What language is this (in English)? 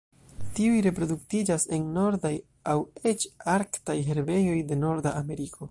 Esperanto